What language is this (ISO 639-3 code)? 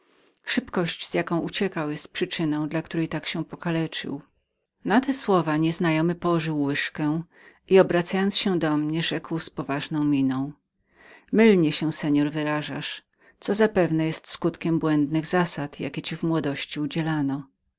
pol